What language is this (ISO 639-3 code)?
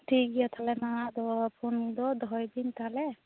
sat